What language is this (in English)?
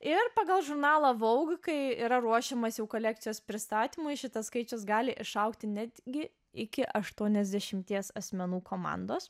Lithuanian